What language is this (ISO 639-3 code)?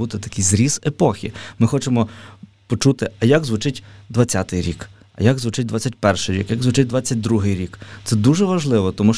ukr